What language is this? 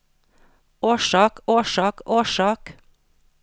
Norwegian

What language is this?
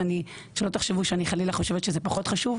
Hebrew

